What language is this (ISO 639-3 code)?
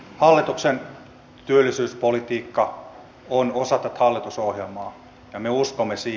fin